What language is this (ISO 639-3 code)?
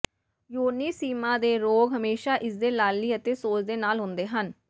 pan